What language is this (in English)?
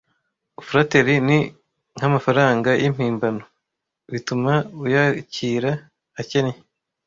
Kinyarwanda